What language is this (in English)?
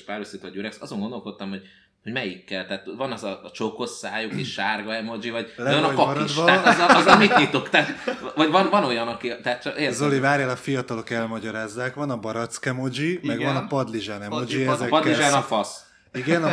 Hungarian